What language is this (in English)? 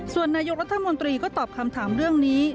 Thai